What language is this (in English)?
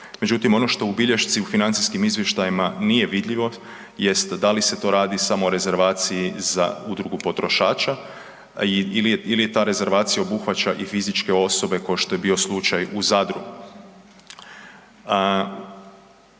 Croatian